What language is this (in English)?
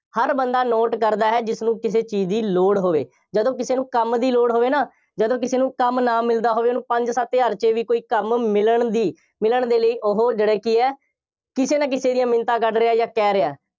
Punjabi